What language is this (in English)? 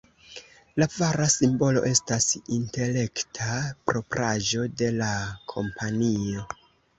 Esperanto